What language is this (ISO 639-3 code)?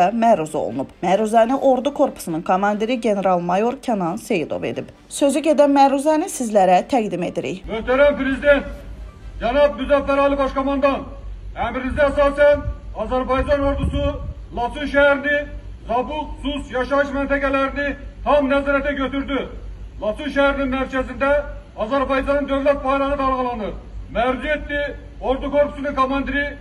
tur